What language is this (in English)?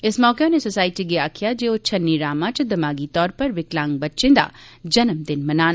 Dogri